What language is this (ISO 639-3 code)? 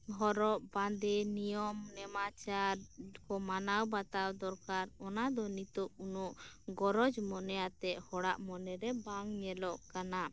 sat